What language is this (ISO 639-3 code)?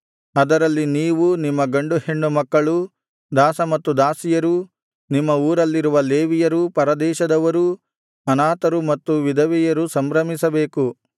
kan